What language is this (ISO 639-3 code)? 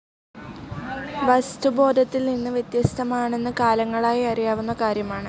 mal